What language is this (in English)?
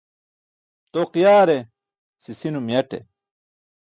Burushaski